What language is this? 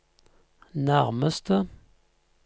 Norwegian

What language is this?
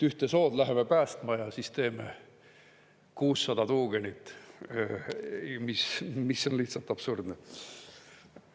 Estonian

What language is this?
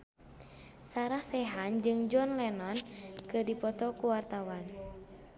Sundanese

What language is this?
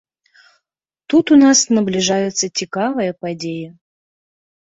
Belarusian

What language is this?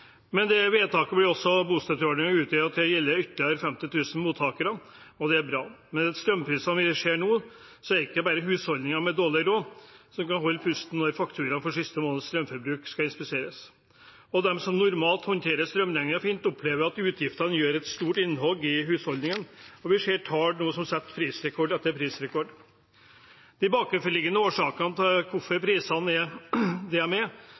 Norwegian Bokmål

